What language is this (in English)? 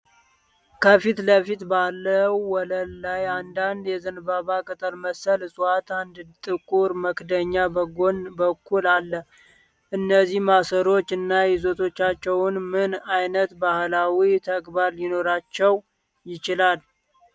Amharic